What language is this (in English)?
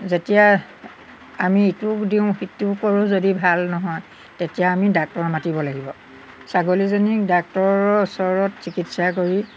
Assamese